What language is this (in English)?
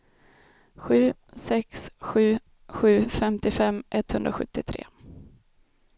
Swedish